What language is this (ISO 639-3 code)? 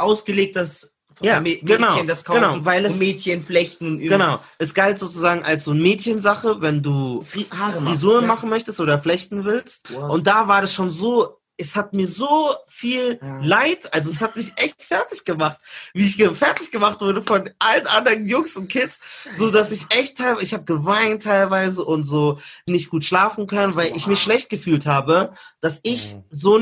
deu